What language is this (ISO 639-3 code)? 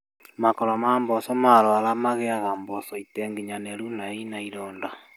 kik